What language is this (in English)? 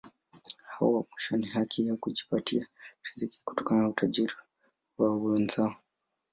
Swahili